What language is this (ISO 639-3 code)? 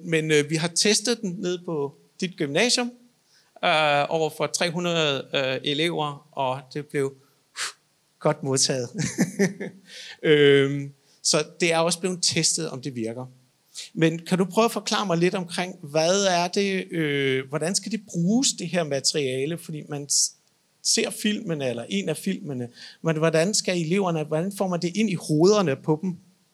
dan